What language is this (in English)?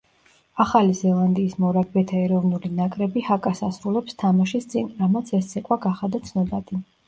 Georgian